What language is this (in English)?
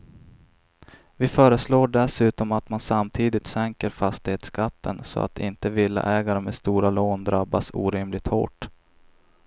Swedish